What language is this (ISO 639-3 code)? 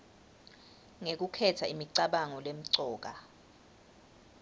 ssw